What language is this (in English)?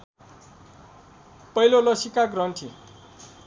Nepali